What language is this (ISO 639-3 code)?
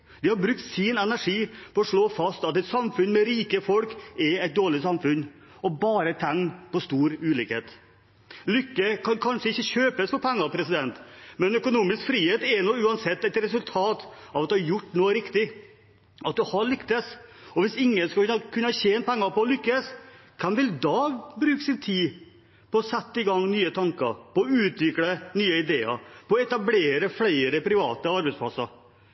nob